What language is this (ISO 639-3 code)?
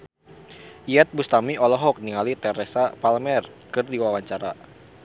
sun